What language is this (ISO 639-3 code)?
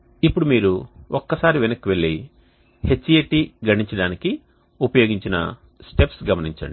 tel